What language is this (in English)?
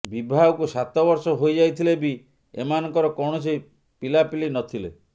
Odia